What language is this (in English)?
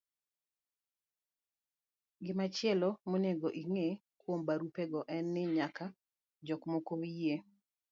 Luo (Kenya and Tanzania)